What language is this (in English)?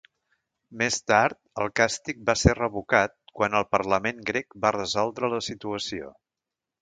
Catalan